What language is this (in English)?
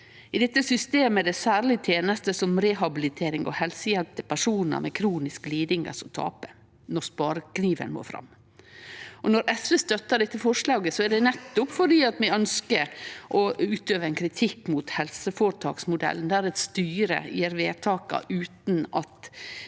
Norwegian